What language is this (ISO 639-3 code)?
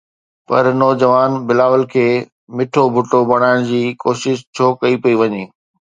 snd